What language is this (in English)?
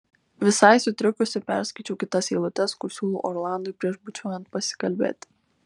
Lithuanian